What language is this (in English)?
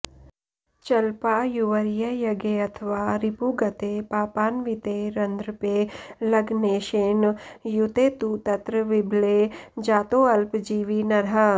Sanskrit